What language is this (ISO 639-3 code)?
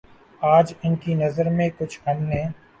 urd